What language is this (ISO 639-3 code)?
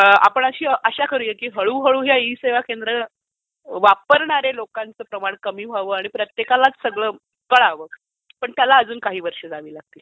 mar